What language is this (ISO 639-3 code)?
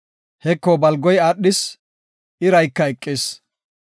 gof